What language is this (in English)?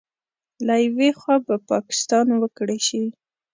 Pashto